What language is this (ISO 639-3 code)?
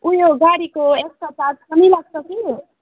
nep